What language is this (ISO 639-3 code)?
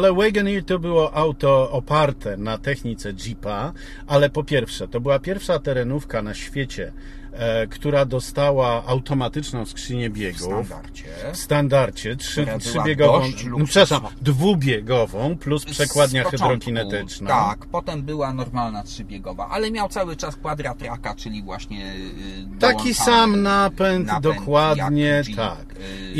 pol